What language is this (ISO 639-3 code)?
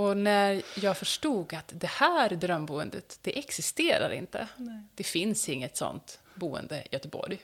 swe